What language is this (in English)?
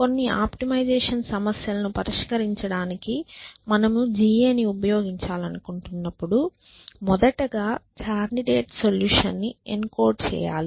Telugu